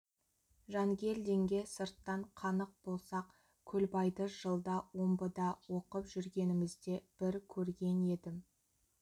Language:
Kazakh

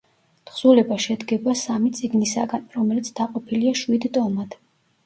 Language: Georgian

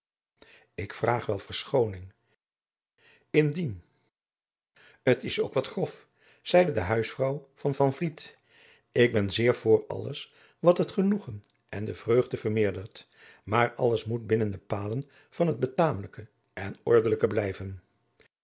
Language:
Dutch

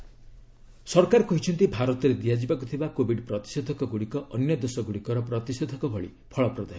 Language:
Odia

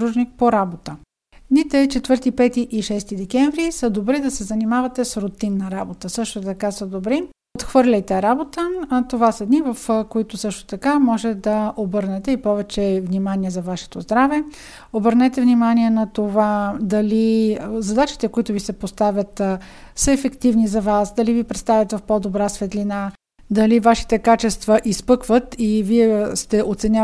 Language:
Bulgarian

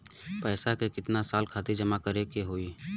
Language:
Bhojpuri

